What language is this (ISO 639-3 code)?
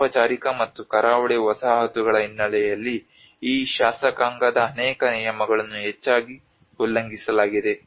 kan